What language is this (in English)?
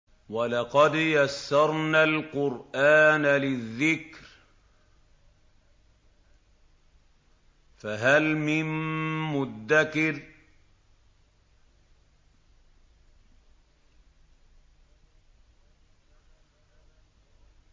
Arabic